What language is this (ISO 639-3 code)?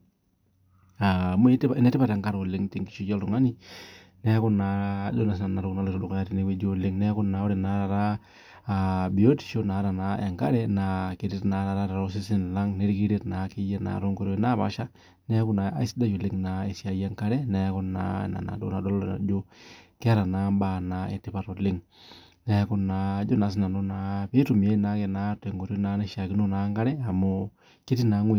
mas